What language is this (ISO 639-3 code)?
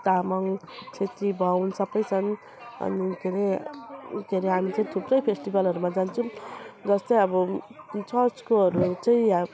nep